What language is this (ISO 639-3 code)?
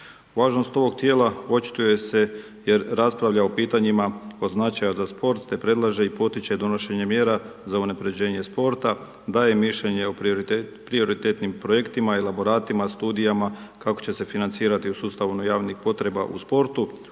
hrv